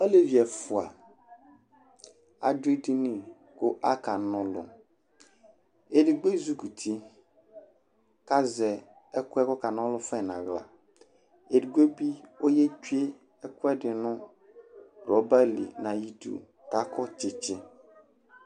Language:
Ikposo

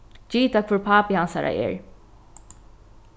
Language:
Faroese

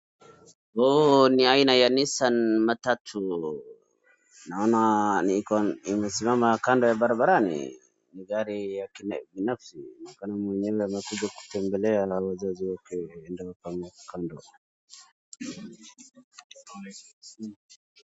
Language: Swahili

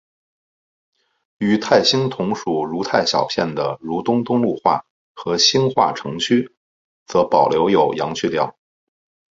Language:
Chinese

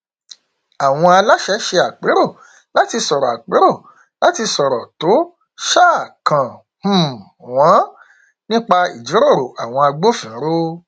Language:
Yoruba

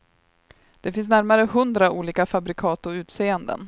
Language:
Swedish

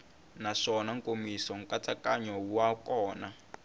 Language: Tsonga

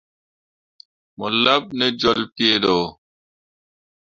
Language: Mundang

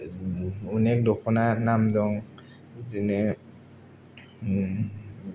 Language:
Bodo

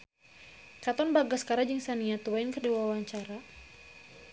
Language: Sundanese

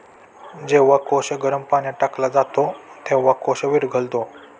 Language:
Marathi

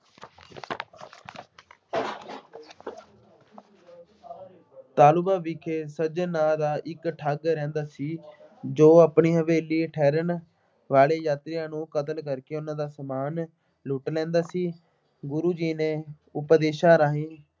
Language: Punjabi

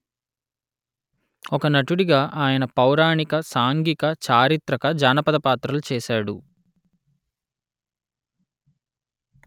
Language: Telugu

